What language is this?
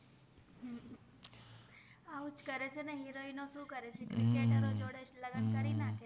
Gujarati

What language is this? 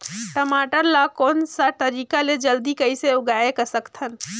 Chhattisgarhi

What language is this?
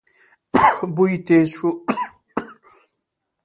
Pashto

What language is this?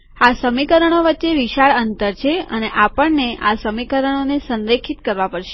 Gujarati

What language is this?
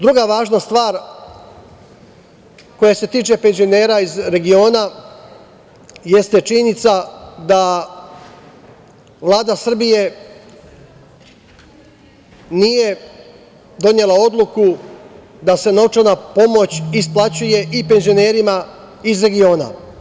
Serbian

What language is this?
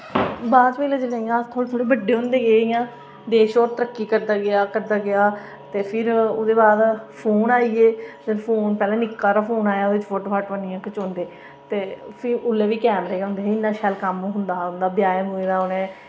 Dogri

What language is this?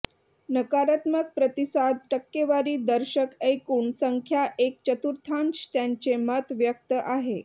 Marathi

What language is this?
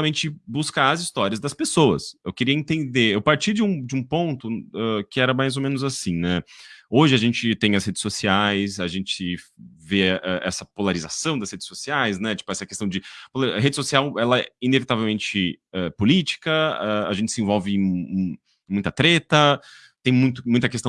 Portuguese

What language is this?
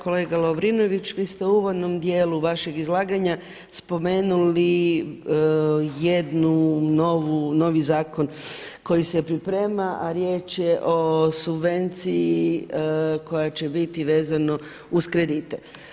Croatian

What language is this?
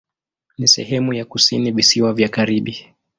Swahili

